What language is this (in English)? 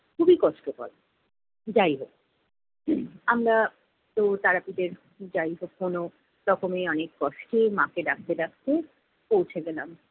Bangla